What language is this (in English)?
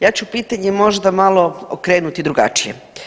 Croatian